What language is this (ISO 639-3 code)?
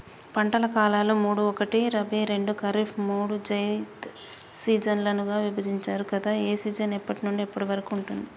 tel